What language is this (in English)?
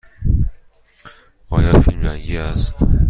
Persian